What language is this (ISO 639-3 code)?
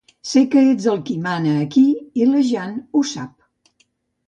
cat